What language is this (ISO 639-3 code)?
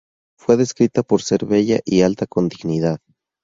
spa